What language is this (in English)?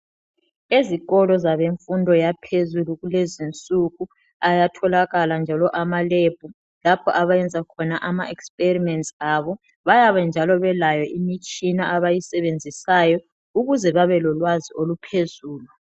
North Ndebele